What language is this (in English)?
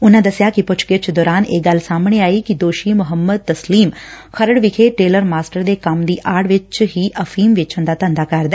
Punjabi